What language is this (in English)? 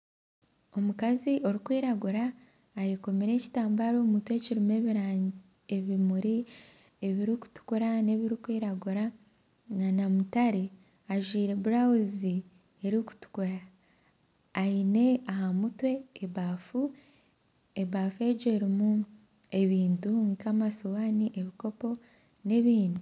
Nyankole